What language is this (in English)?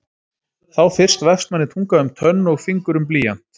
Icelandic